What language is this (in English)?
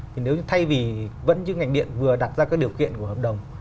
Vietnamese